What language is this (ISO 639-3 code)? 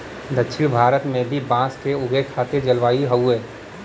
bho